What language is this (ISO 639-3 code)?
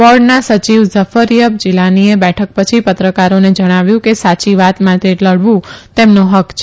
guj